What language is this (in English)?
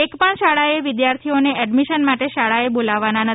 Gujarati